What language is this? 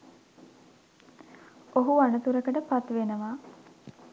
Sinhala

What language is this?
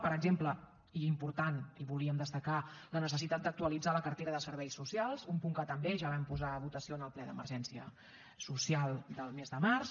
Catalan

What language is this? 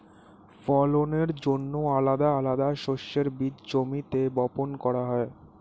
Bangla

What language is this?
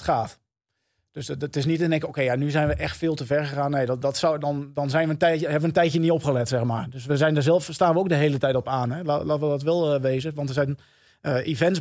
Dutch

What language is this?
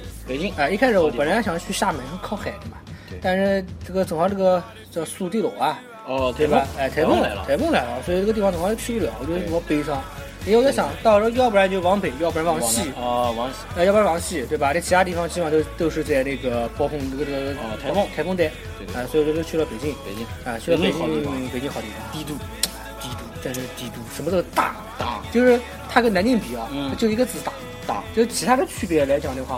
Chinese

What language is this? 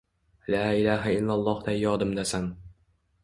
Uzbek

